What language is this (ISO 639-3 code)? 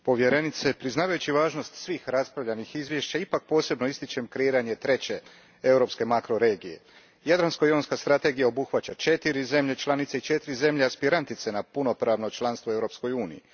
hrv